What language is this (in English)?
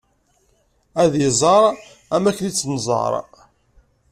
Kabyle